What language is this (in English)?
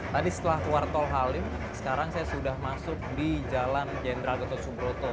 Indonesian